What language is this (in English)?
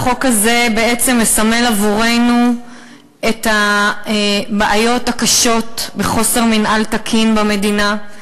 Hebrew